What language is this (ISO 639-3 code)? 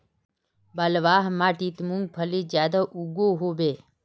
mag